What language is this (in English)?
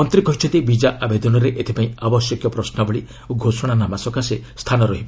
Odia